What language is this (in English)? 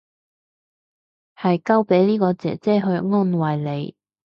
Cantonese